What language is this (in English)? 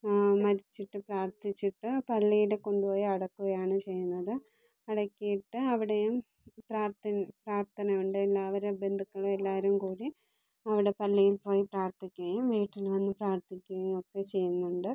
Malayalam